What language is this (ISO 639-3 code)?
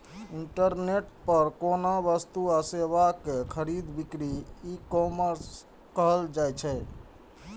mai